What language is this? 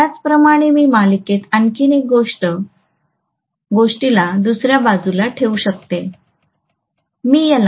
Marathi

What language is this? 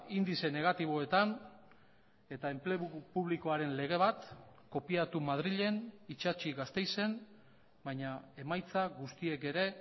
Basque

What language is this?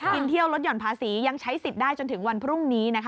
Thai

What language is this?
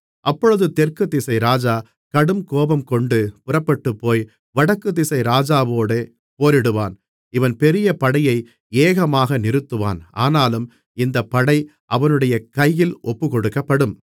Tamil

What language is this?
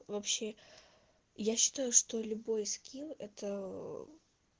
Russian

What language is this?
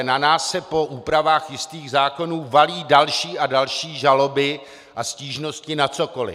Czech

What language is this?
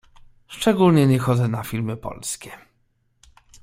Polish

